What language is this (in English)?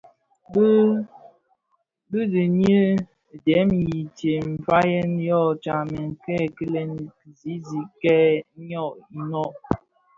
Bafia